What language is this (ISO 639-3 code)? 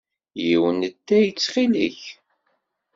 kab